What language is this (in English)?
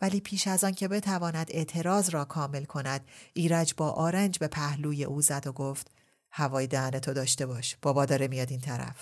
Persian